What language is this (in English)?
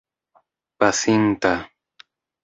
Esperanto